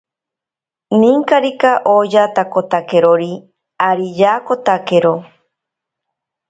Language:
Ashéninka Perené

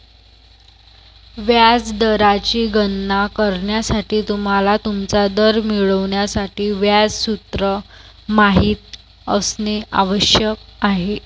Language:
Marathi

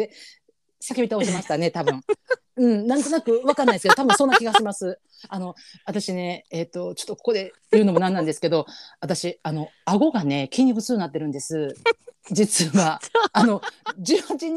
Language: Japanese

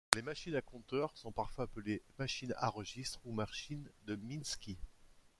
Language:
French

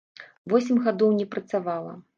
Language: Belarusian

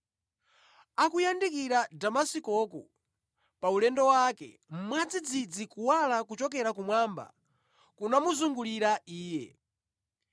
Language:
Nyanja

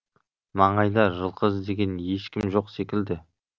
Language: Kazakh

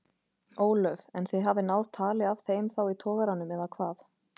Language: Icelandic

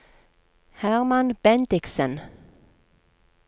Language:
Norwegian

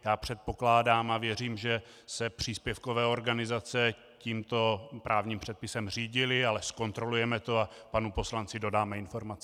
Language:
Czech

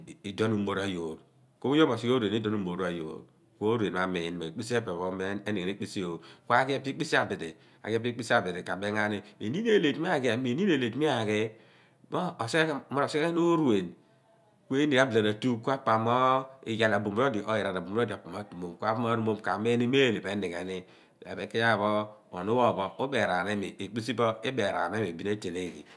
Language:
Abua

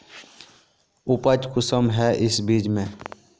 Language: Magahi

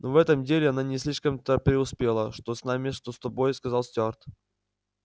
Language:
Russian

